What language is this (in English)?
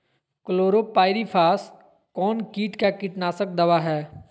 Magahi